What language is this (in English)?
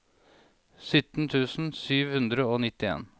Norwegian